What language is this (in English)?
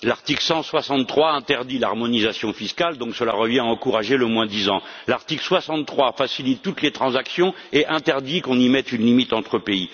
French